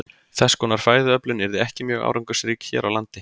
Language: Icelandic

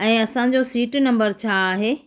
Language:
Sindhi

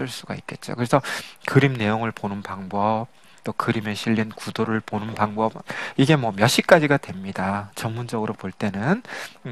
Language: Korean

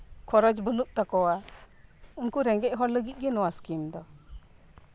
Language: Santali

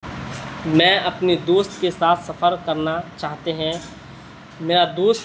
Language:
Urdu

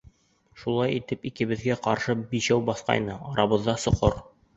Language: Bashkir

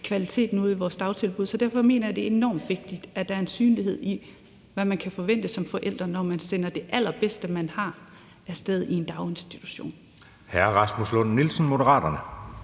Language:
Danish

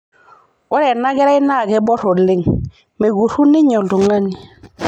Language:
Masai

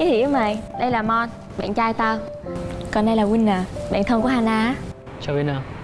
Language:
Vietnamese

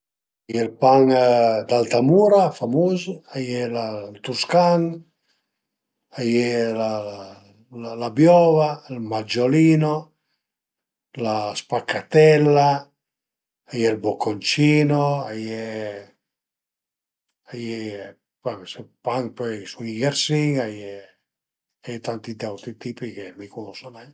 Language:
Piedmontese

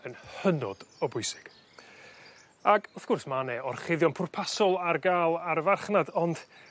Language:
Welsh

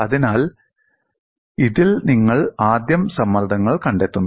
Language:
Malayalam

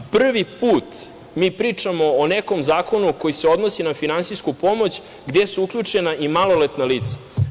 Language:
Serbian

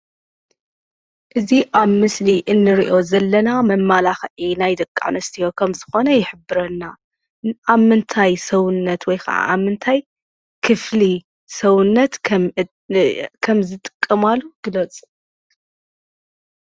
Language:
Tigrinya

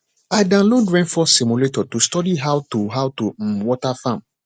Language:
Nigerian Pidgin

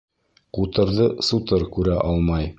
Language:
Bashkir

